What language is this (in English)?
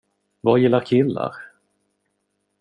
Swedish